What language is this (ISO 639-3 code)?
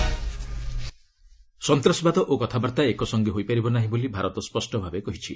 ori